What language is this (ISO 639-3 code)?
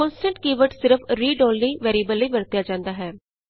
pan